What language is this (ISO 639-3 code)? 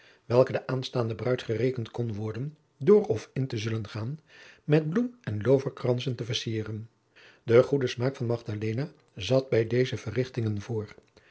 nld